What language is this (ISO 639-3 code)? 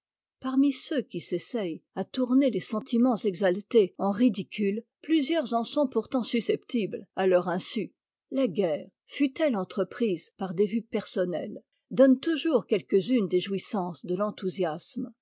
fra